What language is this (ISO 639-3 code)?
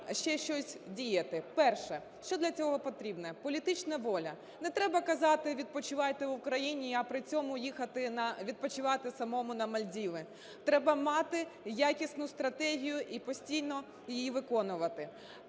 ukr